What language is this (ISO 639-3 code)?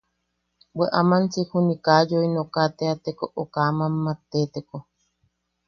yaq